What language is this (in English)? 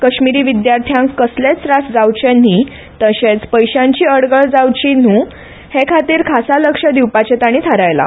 Konkani